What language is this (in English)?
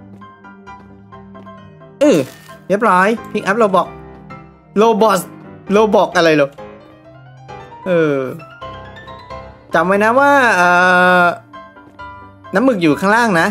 Thai